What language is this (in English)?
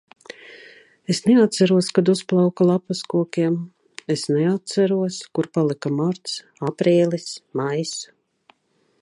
Latvian